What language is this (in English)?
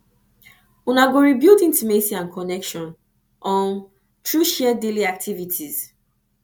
Nigerian Pidgin